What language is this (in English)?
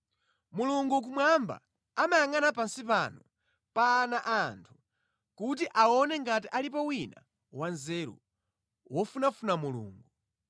Nyanja